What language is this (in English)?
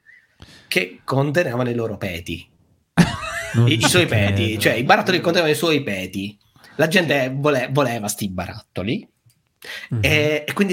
Italian